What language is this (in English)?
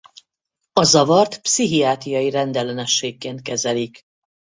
Hungarian